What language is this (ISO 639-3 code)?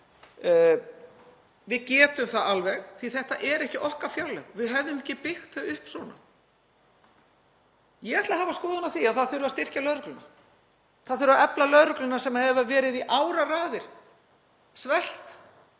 isl